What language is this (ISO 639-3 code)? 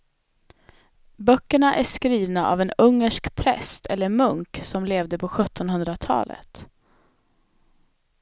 swe